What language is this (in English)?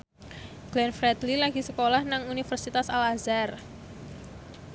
Javanese